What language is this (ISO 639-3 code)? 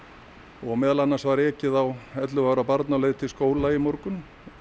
isl